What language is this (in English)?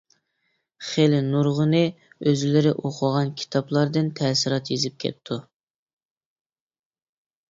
Uyghur